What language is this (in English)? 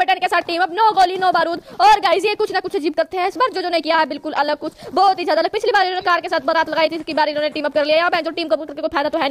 Hindi